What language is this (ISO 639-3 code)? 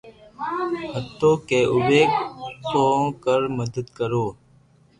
lrk